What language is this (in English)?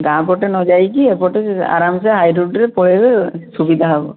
Odia